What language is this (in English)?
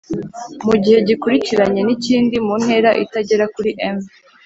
Kinyarwanda